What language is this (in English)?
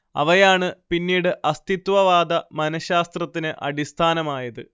Malayalam